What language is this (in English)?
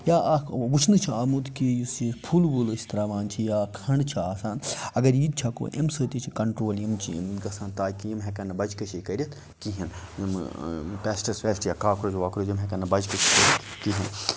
Kashmiri